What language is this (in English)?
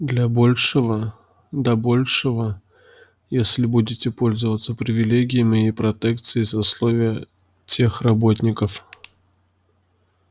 Russian